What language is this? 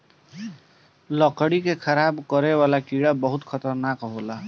Bhojpuri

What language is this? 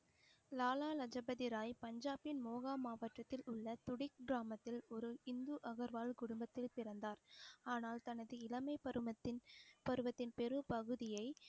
Tamil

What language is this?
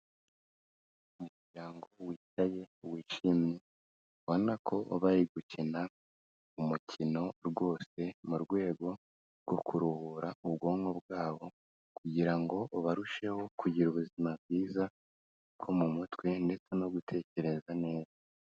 Kinyarwanda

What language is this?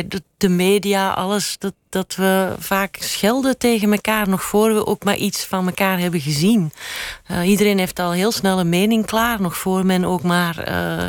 Dutch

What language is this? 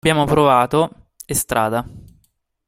Italian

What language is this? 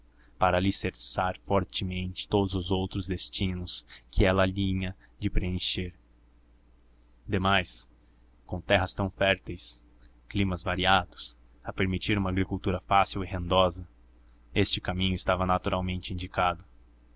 Portuguese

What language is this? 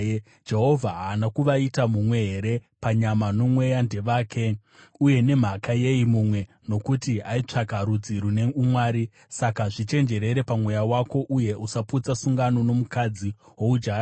Shona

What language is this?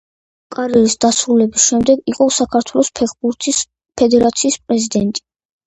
Georgian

